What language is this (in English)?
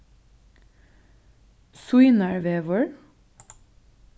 Faroese